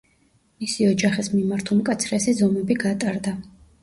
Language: Georgian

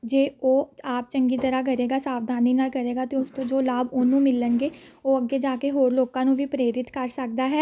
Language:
Punjabi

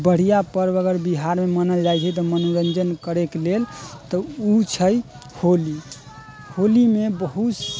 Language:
Maithili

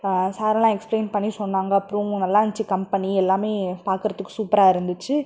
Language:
Tamil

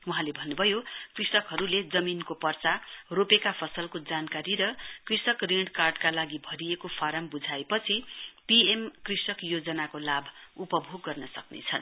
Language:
Nepali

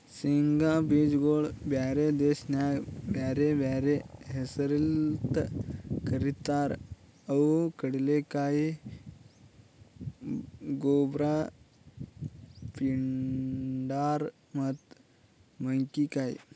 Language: Kannada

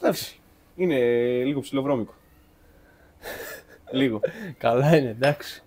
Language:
Greek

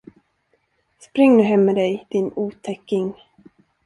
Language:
Swedish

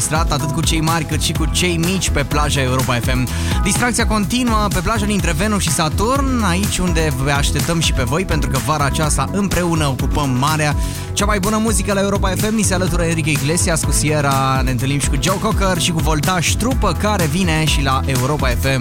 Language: Romanian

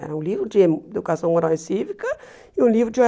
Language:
Portuguese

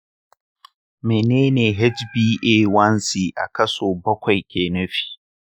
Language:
Hausa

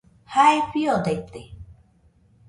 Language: Nüpode Huitoto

